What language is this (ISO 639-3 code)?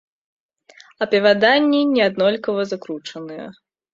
bel